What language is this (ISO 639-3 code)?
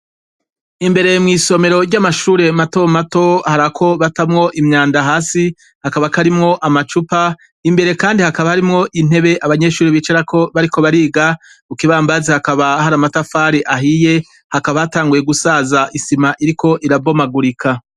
run